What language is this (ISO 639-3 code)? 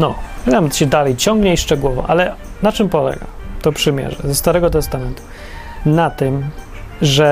pol